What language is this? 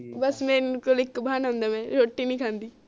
Punjabi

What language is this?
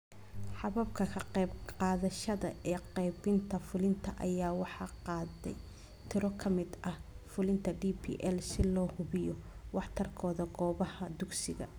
Somali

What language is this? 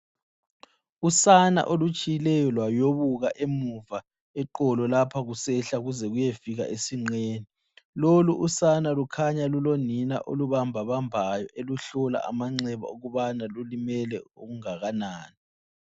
North Ndebele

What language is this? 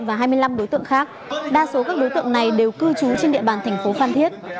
Vietnamese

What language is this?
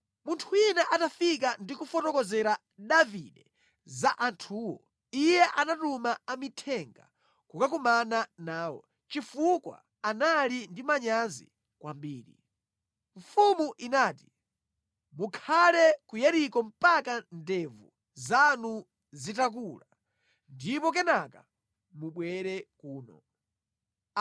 Nyanja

